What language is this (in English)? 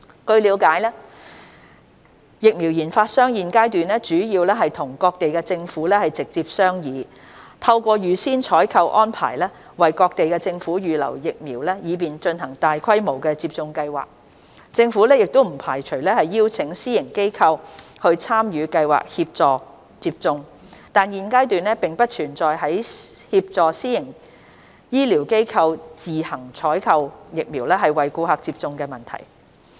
Cantonese